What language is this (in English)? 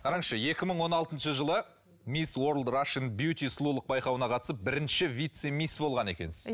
Kazakh